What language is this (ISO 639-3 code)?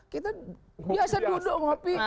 ind